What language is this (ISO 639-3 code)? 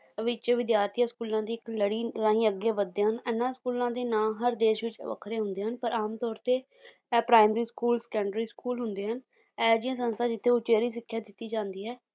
pan